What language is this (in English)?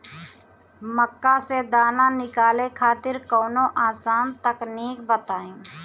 Bhojpuri